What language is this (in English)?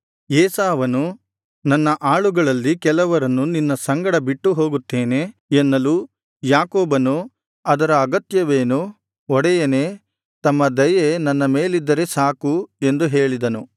Kannada